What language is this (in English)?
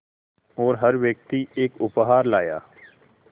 Hindi